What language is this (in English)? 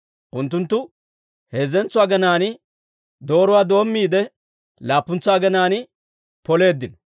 Dawro